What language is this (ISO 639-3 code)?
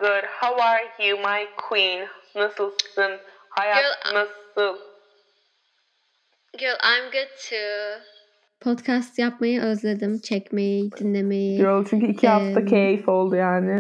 tur